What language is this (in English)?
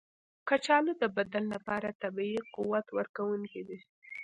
Pashto